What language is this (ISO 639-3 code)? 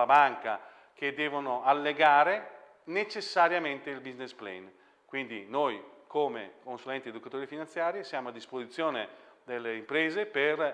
ita